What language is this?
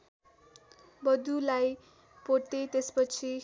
Nepali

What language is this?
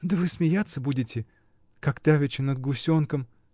Russian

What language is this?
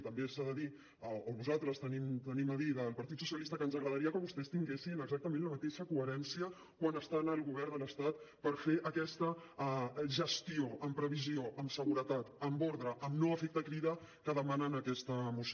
Catalan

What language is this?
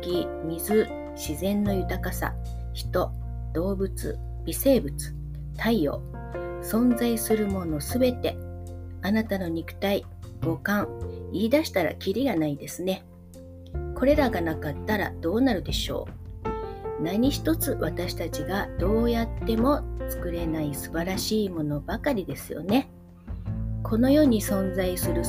Japanese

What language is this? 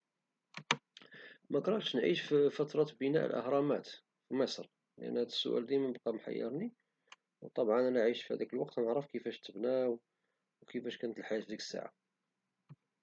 Moroccan Arabic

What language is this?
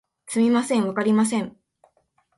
Japanese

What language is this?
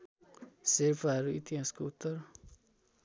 Nepali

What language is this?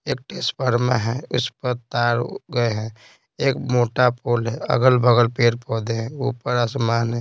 Hindi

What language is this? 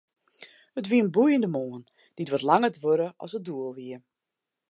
Western Frisian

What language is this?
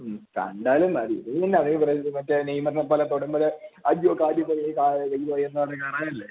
Malayalam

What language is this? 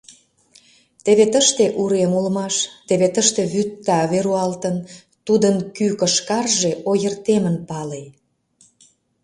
Mari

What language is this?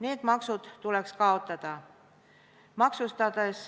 Estonian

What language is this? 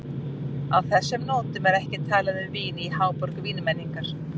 Icelandic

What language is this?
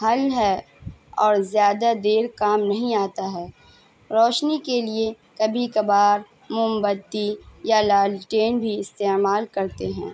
Urdu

